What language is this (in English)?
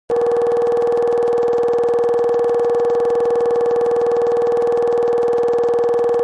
Kabardian